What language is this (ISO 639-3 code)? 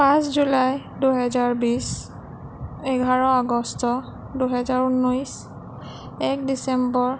asm